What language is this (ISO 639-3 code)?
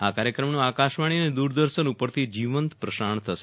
guj